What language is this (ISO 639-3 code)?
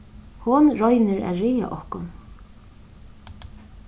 fao